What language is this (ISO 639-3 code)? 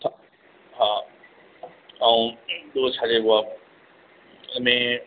snd